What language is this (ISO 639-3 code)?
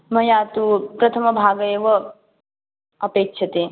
san